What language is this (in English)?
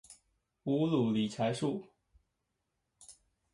Chinese